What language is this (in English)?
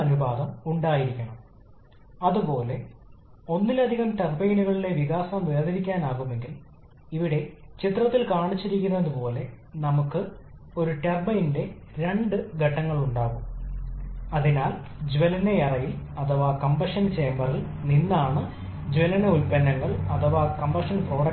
Malayalam